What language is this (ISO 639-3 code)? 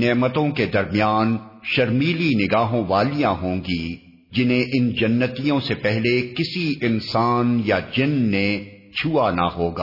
urd